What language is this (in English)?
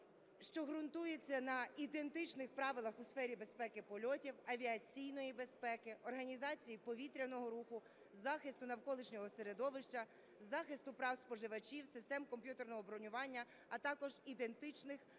Ukrainian